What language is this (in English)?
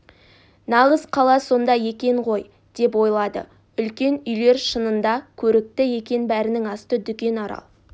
Kazakh